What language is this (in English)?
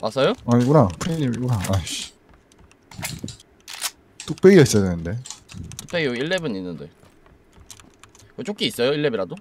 Korean